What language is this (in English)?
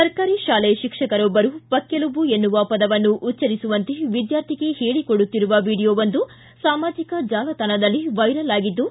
Kannada